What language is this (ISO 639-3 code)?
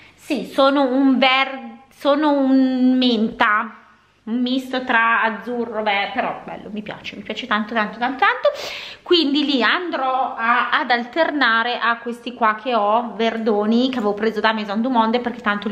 ita